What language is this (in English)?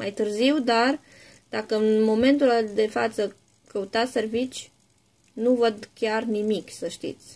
Romanian